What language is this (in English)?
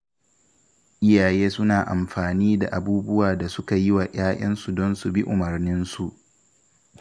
Hausa